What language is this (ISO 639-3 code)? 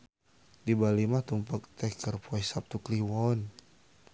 sun